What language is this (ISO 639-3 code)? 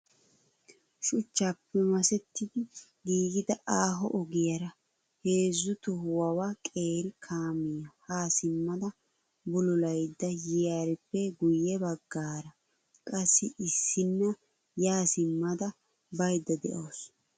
wal